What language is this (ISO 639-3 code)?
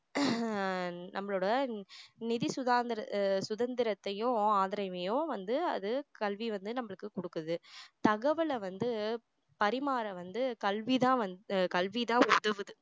tam